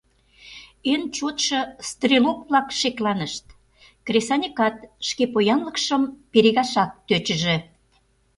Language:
Mari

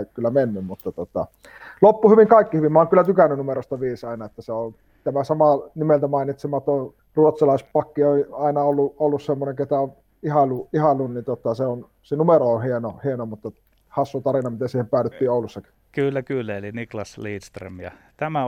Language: Finnish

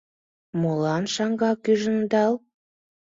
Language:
Mari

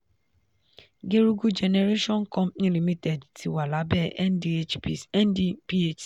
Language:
Yoruba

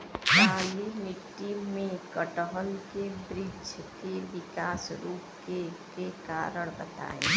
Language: Bhojpuri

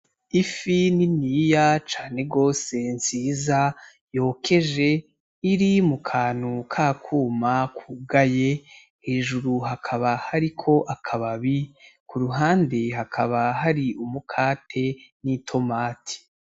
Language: Rundi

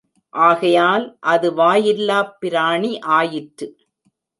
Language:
Tamil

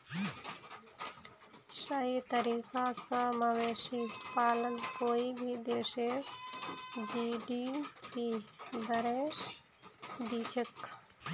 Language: Magahi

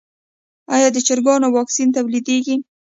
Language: Pashto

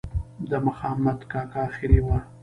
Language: Pashto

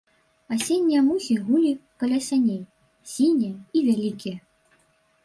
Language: Belarusian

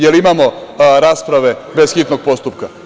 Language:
Serbian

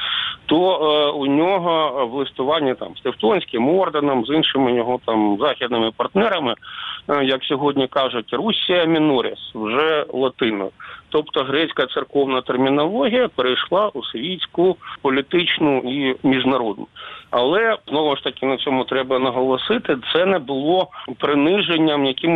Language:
Ukrainian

